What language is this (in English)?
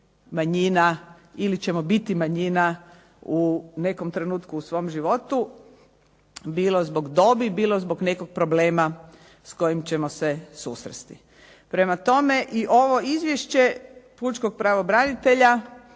Croatian